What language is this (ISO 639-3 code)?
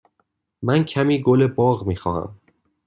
fas